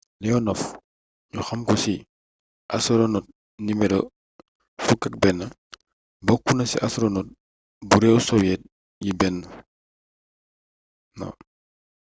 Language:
Wolof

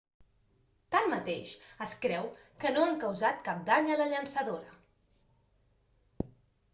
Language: Catalan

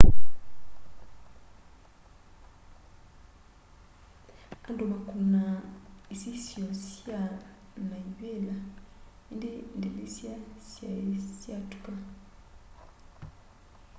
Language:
Kamba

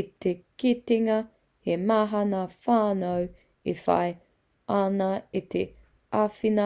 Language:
Māori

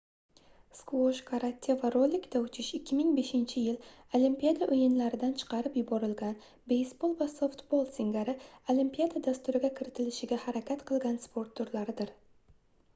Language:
Uzbek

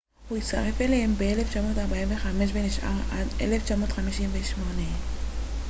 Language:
Hebrew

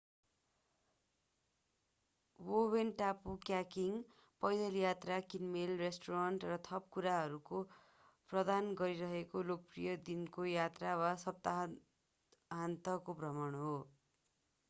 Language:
Nepali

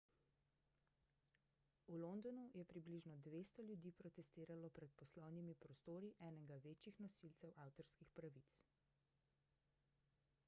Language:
Slovenian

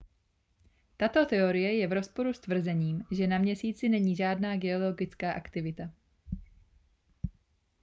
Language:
Czech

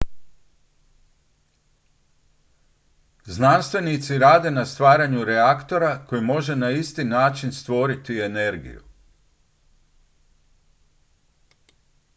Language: Croatian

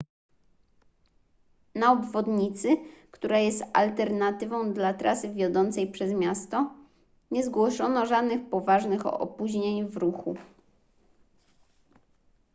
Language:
Polish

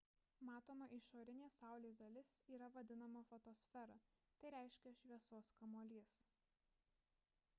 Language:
Lithuanian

